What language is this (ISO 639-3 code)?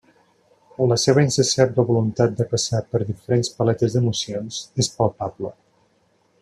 cat